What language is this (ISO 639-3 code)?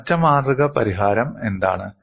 mal